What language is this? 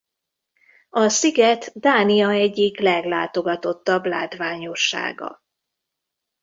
Hungarian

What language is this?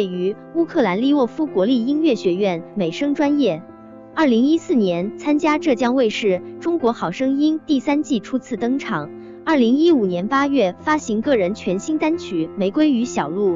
Chinese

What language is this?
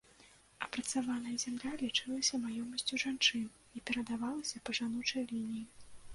Belarusian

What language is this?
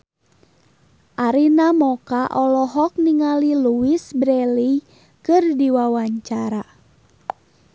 Sundanese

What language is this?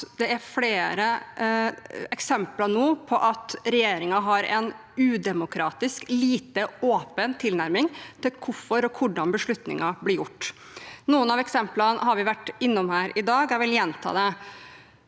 Norwegian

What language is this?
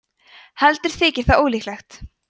Icelandic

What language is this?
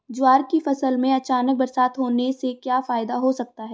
Hindi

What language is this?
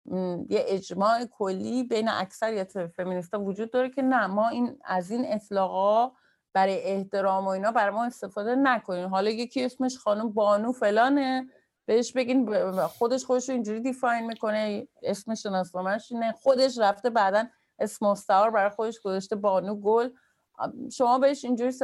Persian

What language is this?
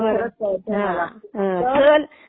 Marathi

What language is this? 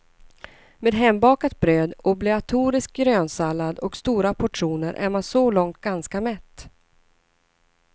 Swedish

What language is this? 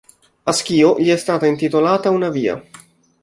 Italian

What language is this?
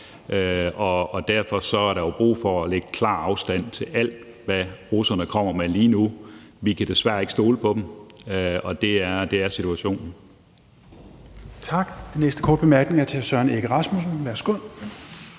Danish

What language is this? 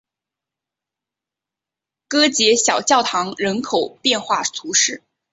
Chinese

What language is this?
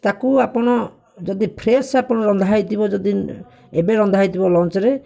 Odia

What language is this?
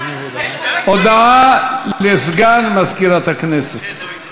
Hebrew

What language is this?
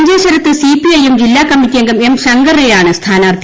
Malayalam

